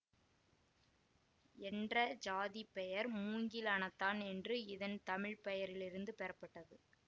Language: Tamil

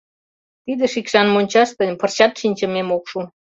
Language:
Mari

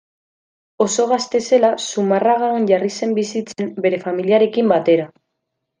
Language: Basque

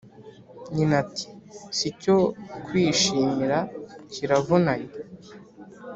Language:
Kinyarwanda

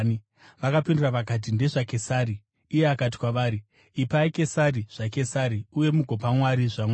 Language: Shona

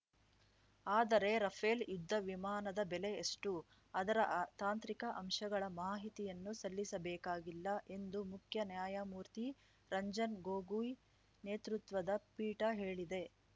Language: Kannada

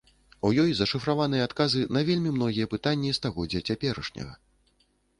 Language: Belarusian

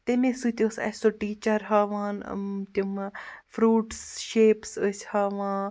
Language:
Kashmiri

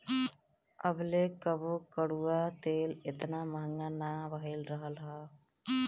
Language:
Bhojpuri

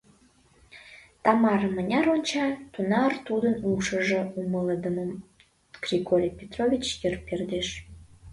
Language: Mari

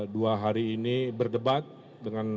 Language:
Indonesian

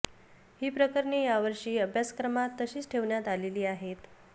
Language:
Marathi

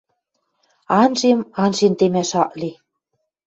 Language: Western Mari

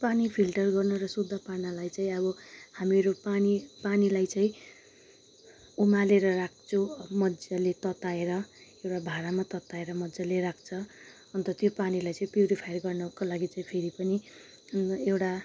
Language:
Nepali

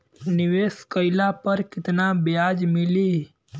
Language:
Bhojpuri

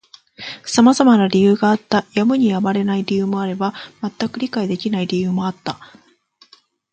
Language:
Japanese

